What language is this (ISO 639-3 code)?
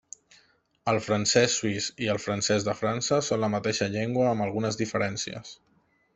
cat